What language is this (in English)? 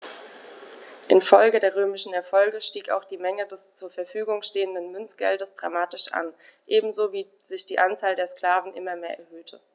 German